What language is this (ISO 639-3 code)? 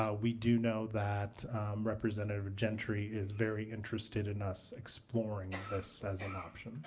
eng